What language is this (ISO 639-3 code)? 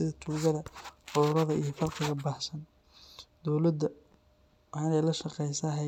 som